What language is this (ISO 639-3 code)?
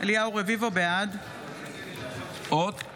heb